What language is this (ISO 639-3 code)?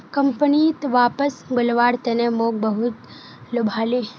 mag